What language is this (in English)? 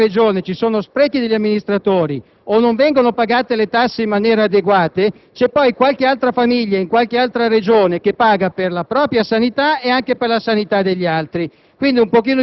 Italian